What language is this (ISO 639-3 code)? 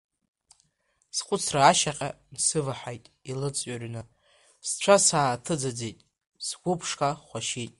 abk